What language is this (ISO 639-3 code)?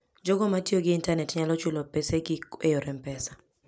luo